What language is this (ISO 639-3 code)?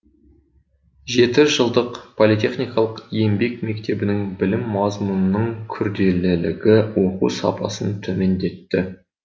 kaz